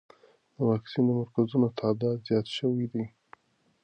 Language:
Pashto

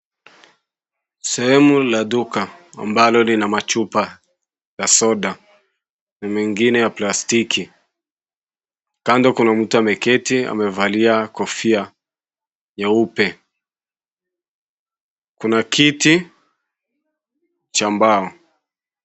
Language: Swahili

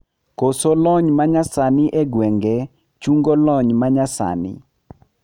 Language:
Luo (Kenya and Tanzania)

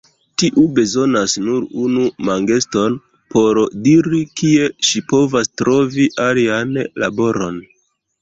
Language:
Esperanto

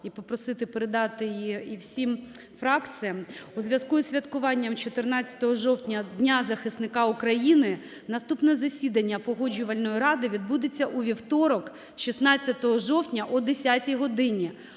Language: Ukrainian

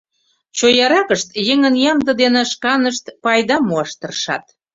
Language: Mari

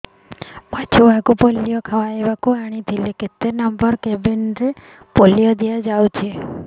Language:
Odia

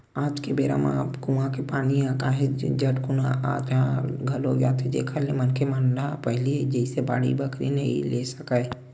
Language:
Chhattisgarhi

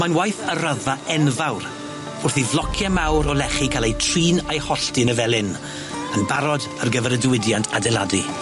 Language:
Welsh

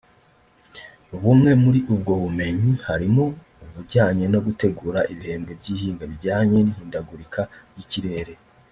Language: Kinyarwanda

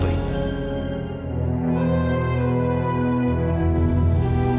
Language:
Indonesian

